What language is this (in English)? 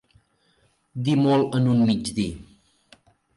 Catalan